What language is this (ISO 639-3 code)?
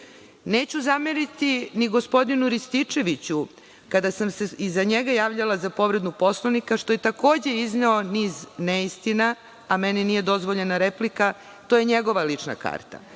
srp